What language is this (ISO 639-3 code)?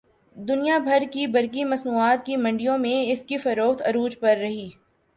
urd